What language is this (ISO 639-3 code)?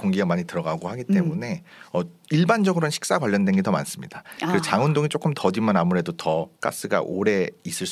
kor